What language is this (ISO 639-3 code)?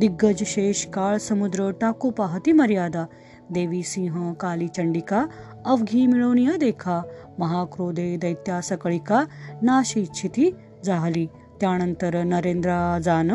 mar